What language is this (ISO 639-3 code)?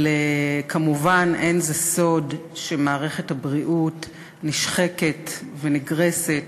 heb